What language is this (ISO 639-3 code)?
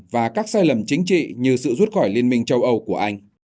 vie